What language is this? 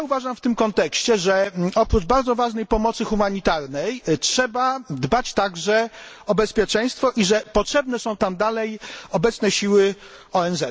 Polish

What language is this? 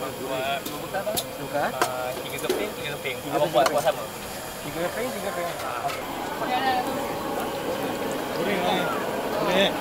Malay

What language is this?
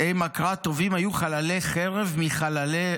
Hebrew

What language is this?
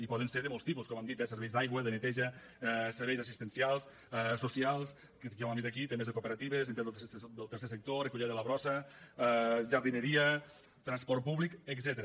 Catalan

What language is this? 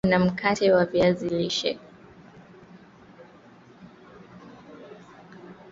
Swahili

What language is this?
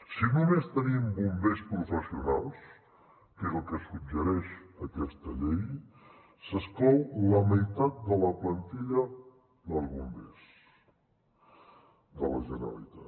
Catalan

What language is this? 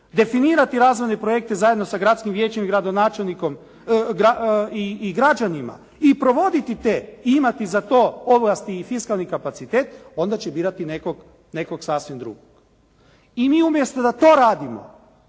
Croatian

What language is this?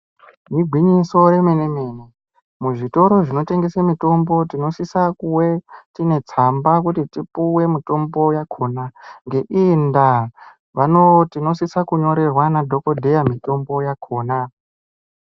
Ndau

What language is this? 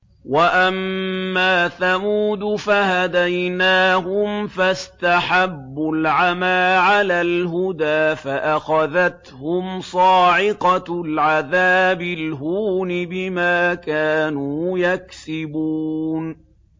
Arabic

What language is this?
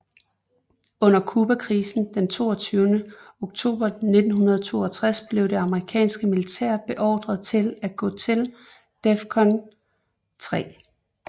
Danish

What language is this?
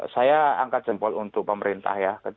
Indonesian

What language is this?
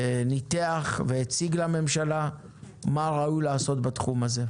Hebrew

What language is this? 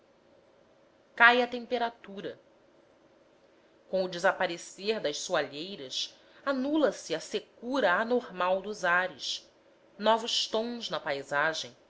Portuguese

